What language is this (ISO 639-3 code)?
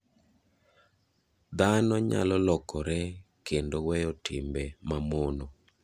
luo